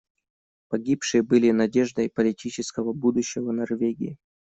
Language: Russian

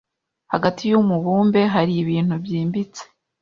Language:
Kinyarwanda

